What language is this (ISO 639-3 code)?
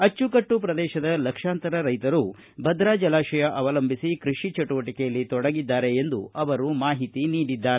kan